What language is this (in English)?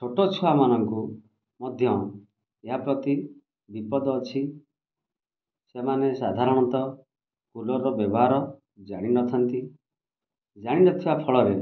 Odia